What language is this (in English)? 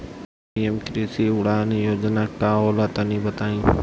Bhojpuri